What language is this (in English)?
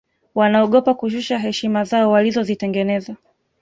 Swahili